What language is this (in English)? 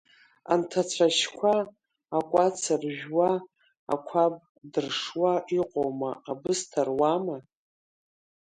Abkhazian